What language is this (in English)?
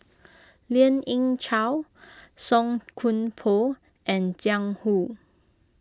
English